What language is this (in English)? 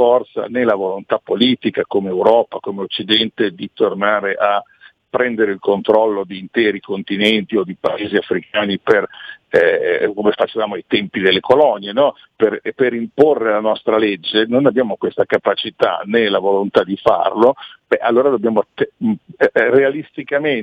Italian